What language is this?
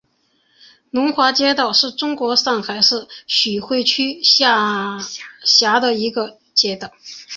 Chinese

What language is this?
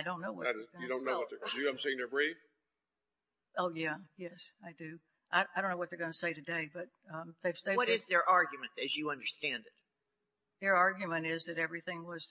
English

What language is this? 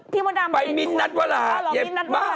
Thai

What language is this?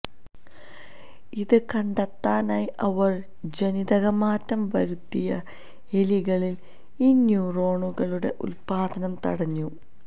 Malayalam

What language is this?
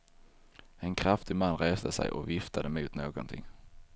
Swedish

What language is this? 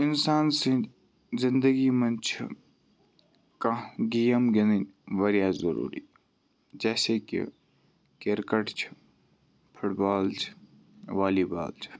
Kashmiri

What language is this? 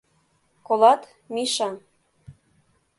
Mari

